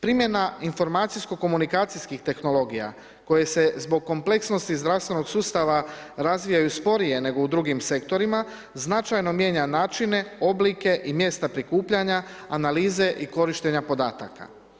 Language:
Croatian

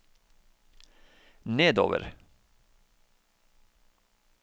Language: Norwegian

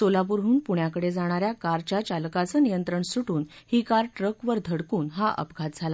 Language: Marathi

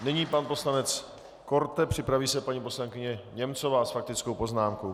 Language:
Czech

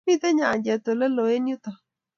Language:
Kalenjin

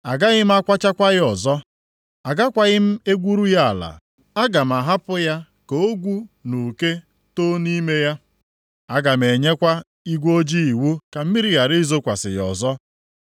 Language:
Igbo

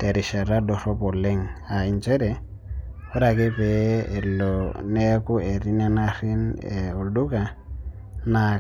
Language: Masai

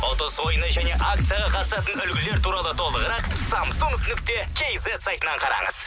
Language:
Kazakh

